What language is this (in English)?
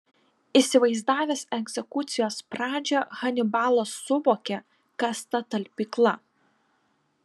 Lithuanian